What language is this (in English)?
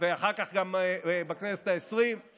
Hebrew